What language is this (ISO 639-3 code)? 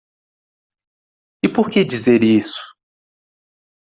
por